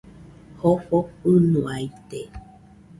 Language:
Nüpode Huitoto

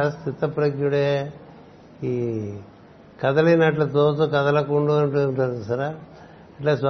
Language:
Telugu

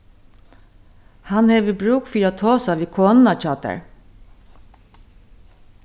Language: Faroese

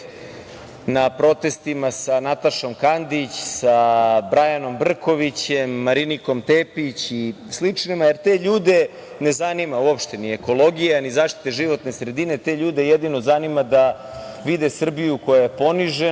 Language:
Serbian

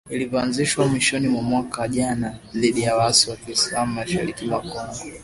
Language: Swahili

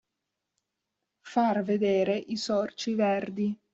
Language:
Italian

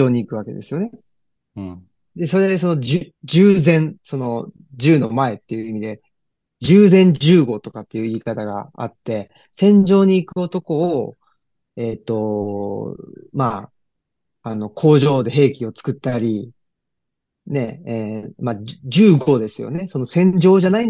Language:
Japanese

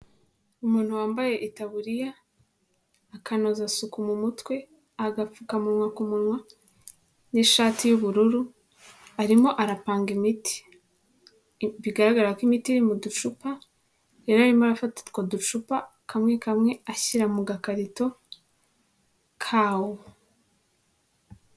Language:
Kinyarwanda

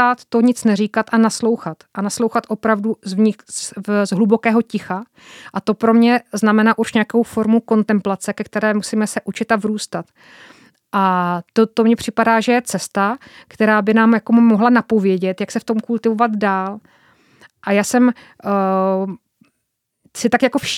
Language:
Czech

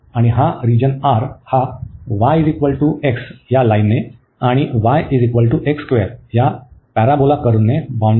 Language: Marathi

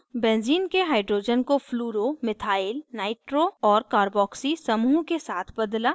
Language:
Hindi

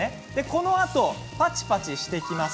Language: Japanese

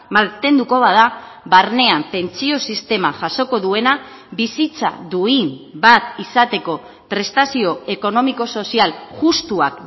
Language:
Basque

